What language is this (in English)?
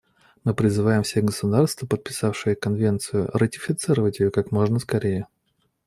Russian